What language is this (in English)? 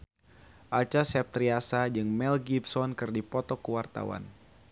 Sundanese